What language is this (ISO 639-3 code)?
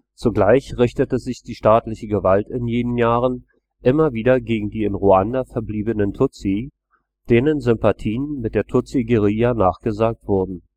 deu